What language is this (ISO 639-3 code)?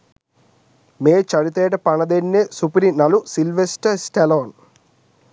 sin